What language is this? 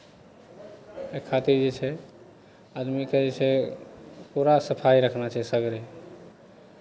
Maithili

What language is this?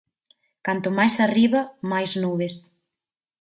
Galician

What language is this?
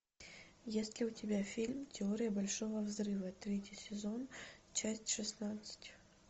Russian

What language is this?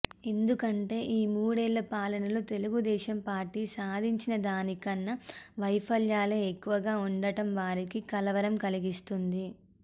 Telugu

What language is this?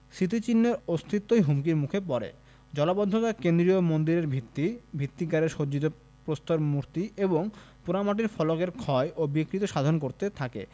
Bangla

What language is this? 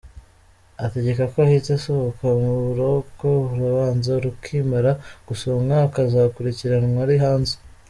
Kinyarwanda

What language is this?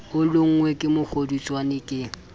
Southern Sotho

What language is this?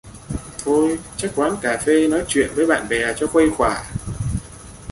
Vietnamese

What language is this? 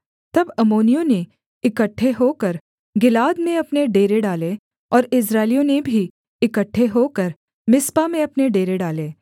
Hindi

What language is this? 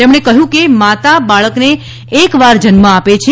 Gujarati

